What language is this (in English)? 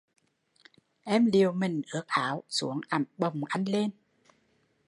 Vietnamese